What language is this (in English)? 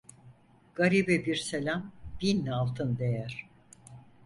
Turkish